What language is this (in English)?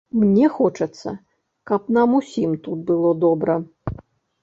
Belarusian